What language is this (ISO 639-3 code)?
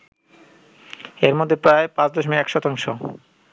ben